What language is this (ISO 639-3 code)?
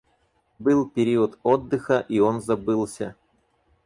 rus